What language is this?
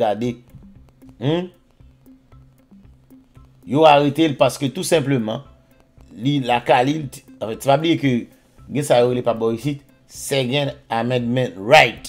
French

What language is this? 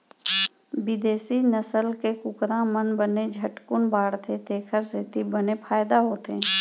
Chhattisgarhi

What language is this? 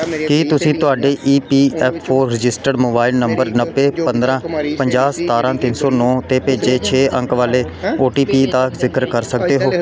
Punjabi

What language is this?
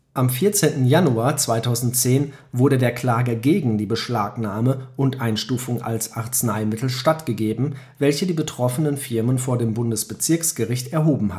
German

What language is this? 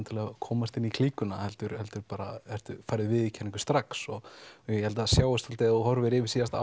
Icelandic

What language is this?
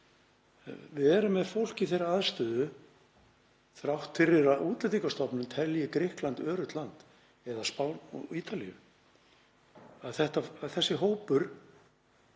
Icelandic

